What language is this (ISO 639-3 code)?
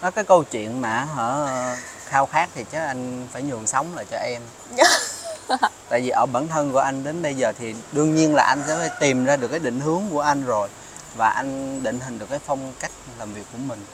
vie